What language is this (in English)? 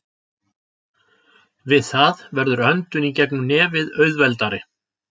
Icelandic